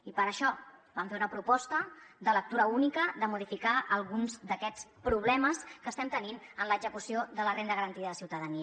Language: Catalan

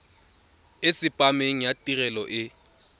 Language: Tswana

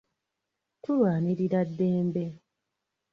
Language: Ganda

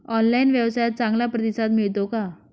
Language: Marathi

